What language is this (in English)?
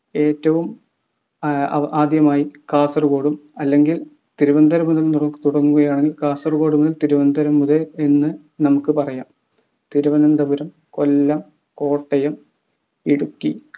Malayalam